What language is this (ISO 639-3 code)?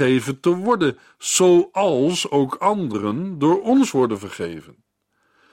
nld